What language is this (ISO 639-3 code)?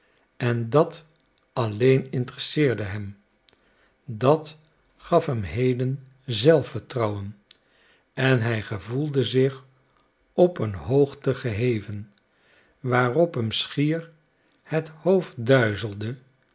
nld